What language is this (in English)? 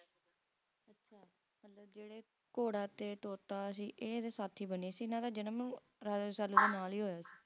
Punjabi